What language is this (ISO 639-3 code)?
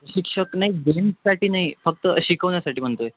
mar